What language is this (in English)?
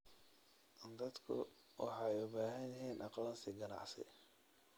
Somali